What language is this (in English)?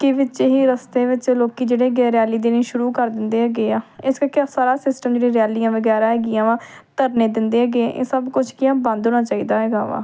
Punjabi